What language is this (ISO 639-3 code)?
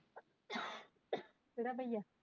pan